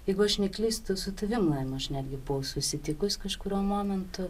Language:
Lithuanian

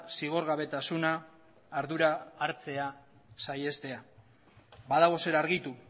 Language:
Basque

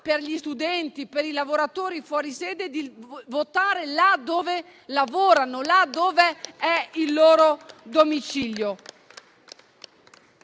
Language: Italian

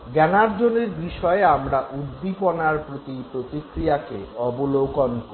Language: Bangla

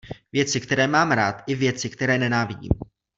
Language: Czech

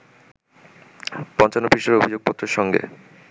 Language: Bangla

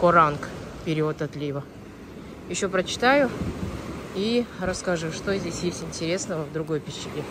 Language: Russian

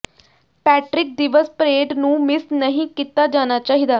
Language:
Punjabi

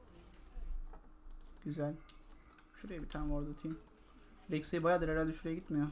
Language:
Turkish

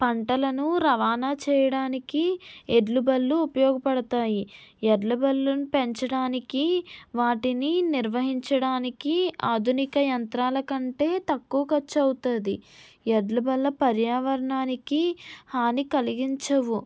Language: Telugu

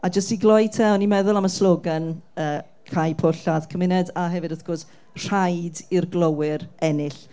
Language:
Welsh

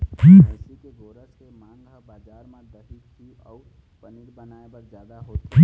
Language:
Chhattisgarhi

